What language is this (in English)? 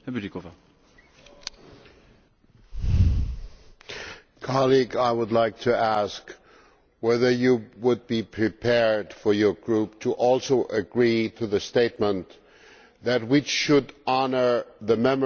English